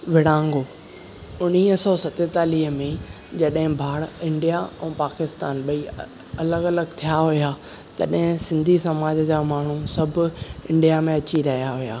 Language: Sindhi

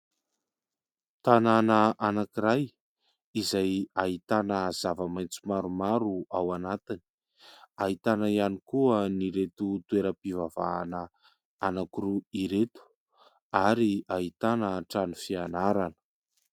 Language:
Malagasy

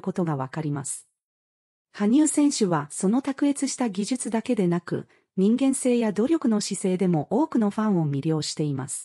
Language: Japanese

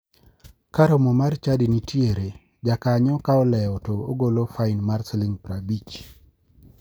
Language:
Luo (Kenya and Tanzania)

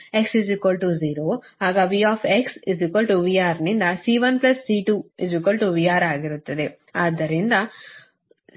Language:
Kannada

